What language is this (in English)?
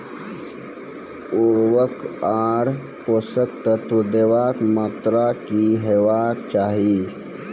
Maithili